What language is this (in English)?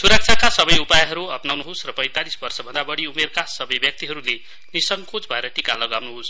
Nepali